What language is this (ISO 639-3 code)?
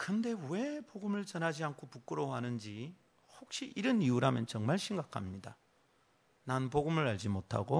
kor